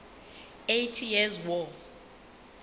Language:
Southern Sotho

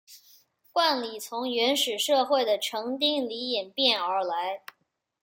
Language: Chinese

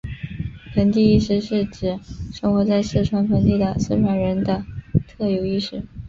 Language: Chinese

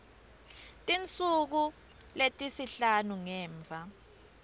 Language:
Swati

